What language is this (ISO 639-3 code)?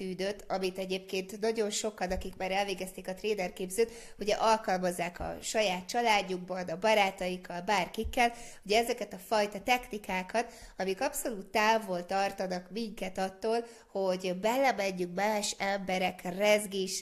hun